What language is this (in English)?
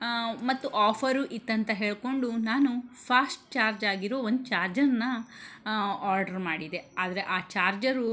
Kannada